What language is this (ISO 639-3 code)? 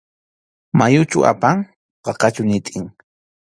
qxu